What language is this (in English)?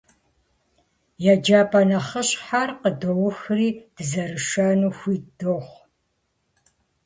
Kabardian